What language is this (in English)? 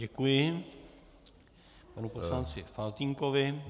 Czech